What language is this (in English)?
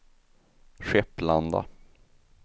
Swedish